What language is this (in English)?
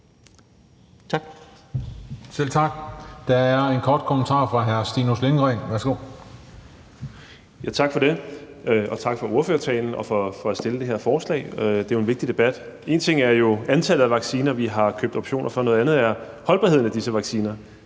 Danish